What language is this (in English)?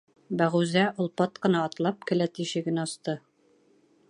Bashkir